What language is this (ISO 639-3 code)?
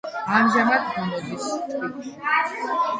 kat